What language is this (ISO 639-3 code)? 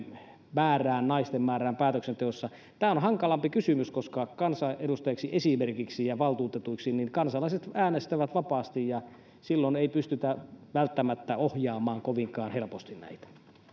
fin